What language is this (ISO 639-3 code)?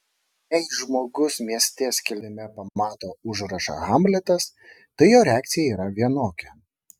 lit